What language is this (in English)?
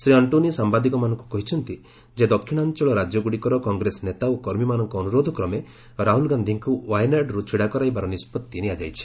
Odia